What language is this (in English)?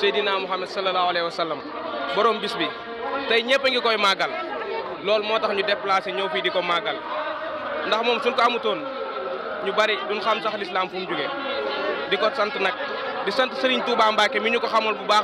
Indonesian